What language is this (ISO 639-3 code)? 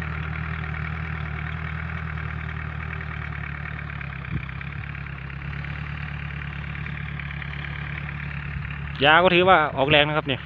tha